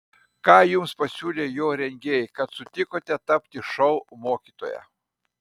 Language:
Lithuanian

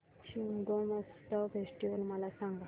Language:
Marathi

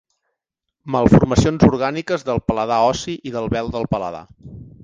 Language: Catalan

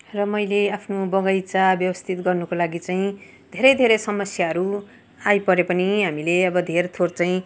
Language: Nepali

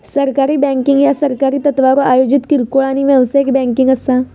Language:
Marathi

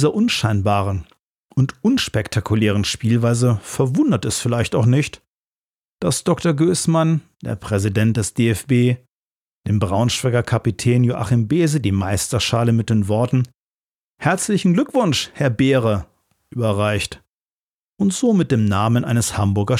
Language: German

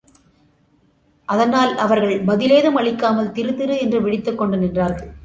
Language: Tamil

